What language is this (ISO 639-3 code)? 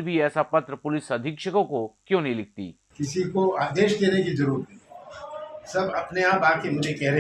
hin